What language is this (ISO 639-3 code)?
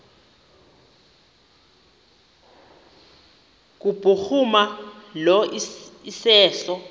xho